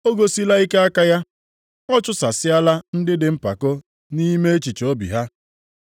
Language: Igbo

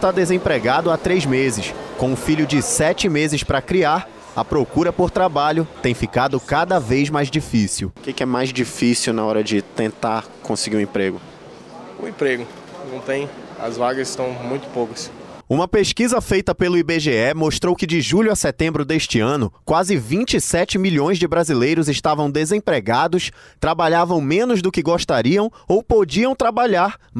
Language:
Portuguese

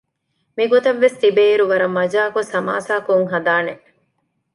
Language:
Divehi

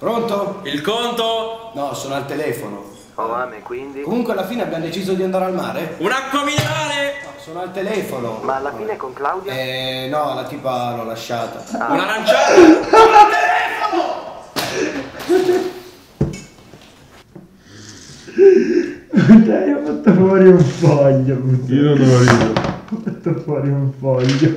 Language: Italian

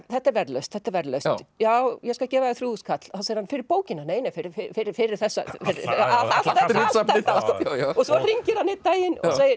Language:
Icelandic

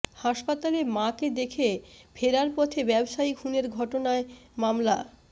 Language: Bangla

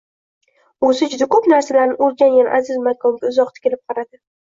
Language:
Uzbek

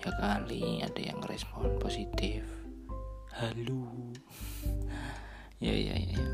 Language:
Indonesian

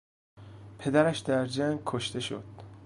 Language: Persian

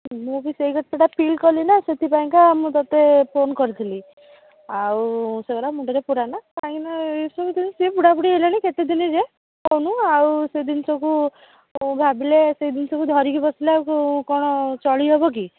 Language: Odia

